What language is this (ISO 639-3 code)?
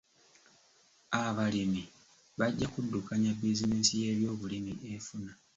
lug